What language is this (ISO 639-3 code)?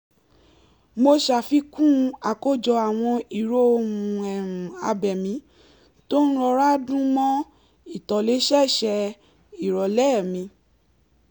yor